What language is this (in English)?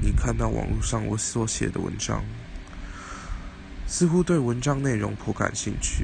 Chinese